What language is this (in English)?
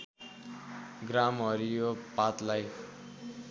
Nepali